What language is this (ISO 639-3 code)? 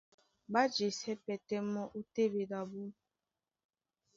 dua